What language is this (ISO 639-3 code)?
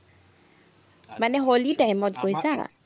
asm